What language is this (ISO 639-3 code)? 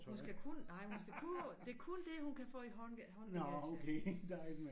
dan